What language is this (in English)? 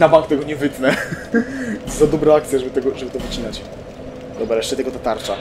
Polish